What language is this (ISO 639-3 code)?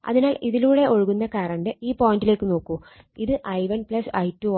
mal